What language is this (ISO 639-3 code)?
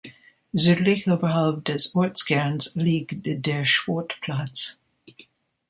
deu